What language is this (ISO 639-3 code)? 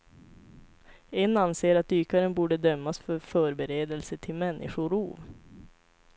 swe